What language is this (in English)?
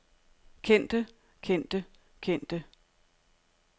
Danish